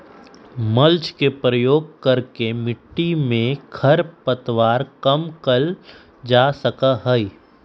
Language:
Magahi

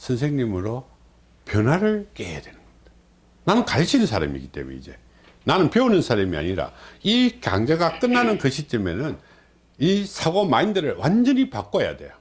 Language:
Korean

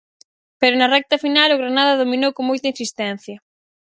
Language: Galician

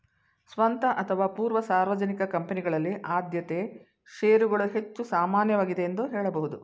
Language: Kannada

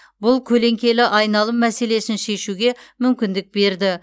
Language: Kazakh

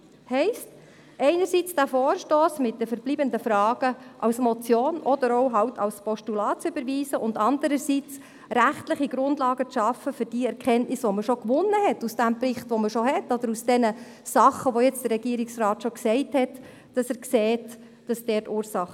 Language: Swiss German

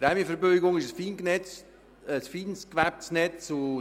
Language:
Swiss German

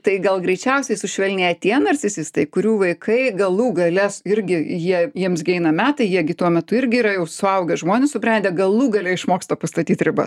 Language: Lithuanian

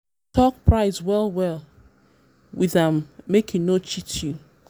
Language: Nigerian Pidgin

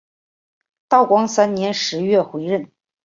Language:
Chinese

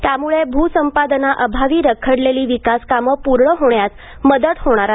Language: Marathi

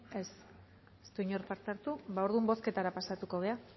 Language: Basque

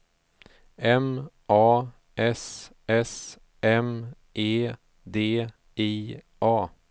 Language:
Swedish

